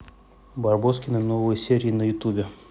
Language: Russian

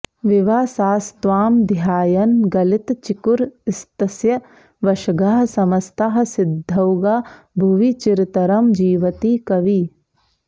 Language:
Sanskrit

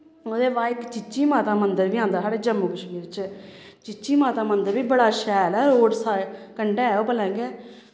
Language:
Dogri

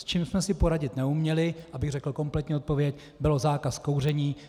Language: Czech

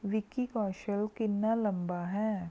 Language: Punjabi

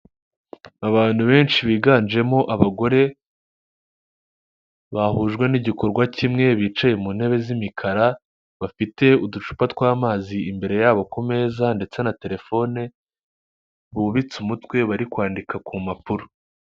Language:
Kinyarwanda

